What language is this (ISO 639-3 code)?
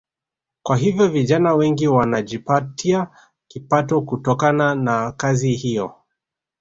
swa